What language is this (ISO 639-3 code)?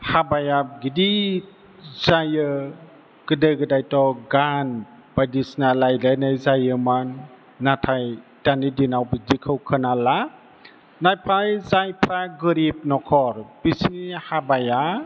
brx